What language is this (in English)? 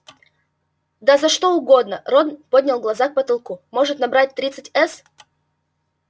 Russian